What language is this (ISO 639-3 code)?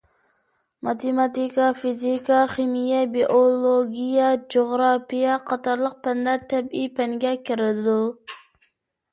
uig